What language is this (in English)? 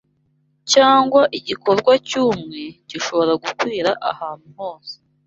Kinyarwanda